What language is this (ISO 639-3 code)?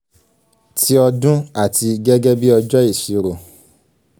yor